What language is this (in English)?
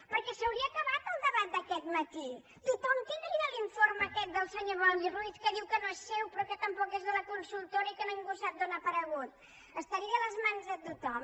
Catalan